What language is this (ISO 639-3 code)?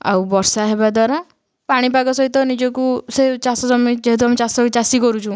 ori